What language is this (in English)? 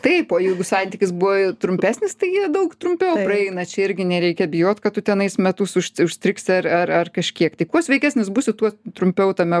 Lithuanian